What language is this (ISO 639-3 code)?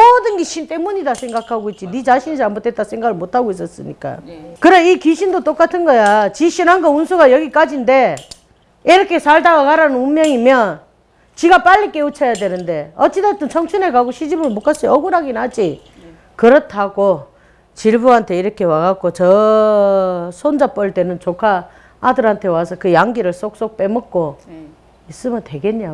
kor